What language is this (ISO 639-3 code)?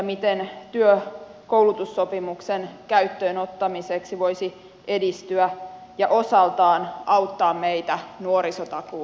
fin